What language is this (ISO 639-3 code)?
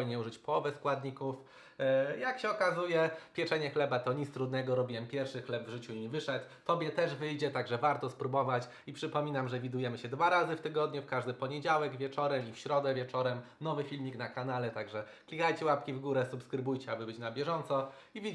pol